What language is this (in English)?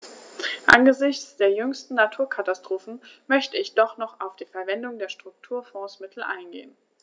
German